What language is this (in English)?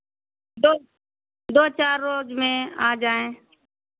Hindi